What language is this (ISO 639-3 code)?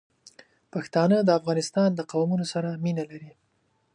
pus